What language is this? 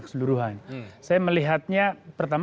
Indonesian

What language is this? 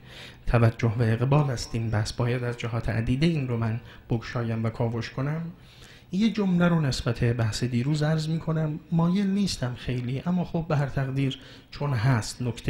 Persian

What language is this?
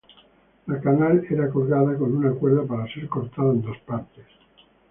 Spanish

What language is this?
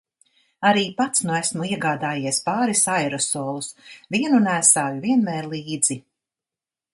Latvian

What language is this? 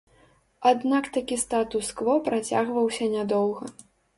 Belarusian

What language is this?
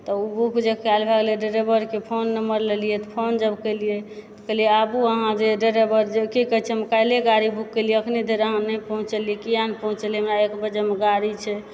Maithili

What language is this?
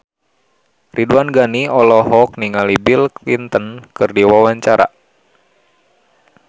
Sundanese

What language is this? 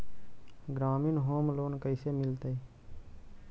Magahi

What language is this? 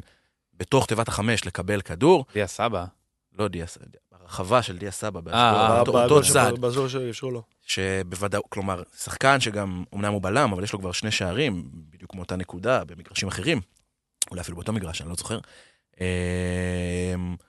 Hebrew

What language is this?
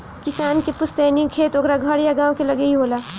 Bhojpuri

